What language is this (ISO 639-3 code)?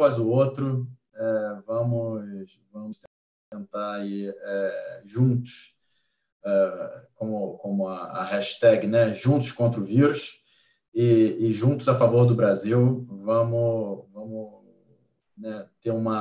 por